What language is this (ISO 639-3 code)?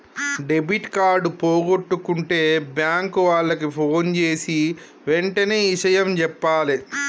tel